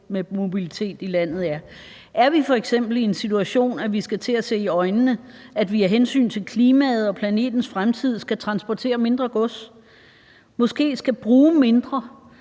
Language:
Danish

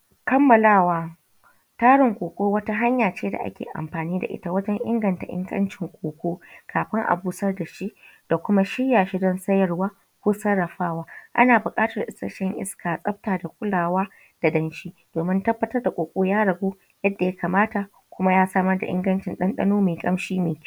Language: Hausa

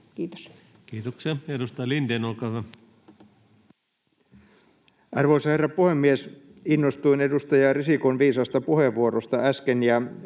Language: Finnish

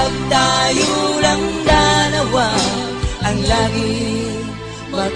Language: Filipino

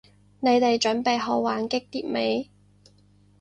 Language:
Cantonese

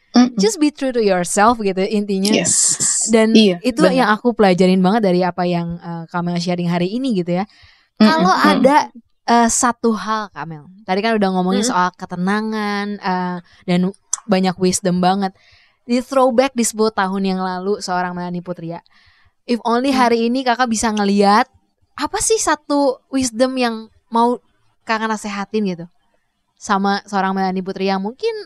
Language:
Indonesian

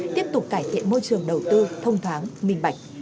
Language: Vietnamese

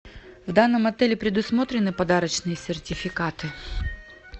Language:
Russian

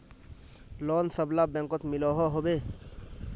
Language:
Magahi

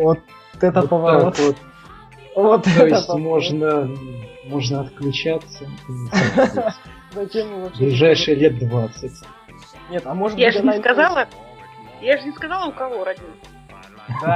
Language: Russian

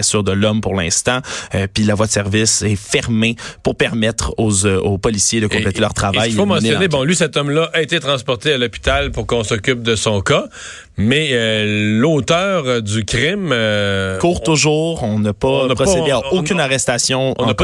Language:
French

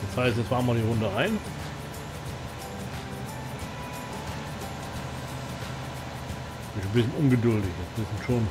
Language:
German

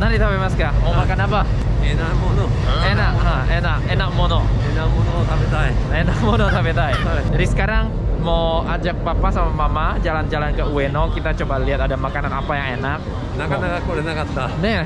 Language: Indonesian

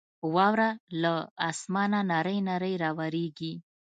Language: Pashto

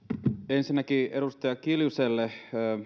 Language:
Finnish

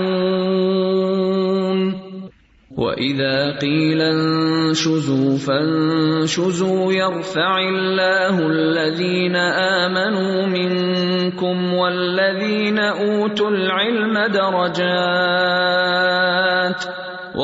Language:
Urdu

